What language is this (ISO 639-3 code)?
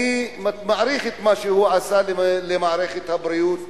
heb